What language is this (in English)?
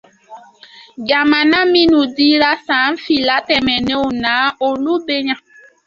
Dyula